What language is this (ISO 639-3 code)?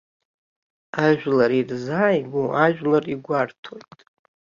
abk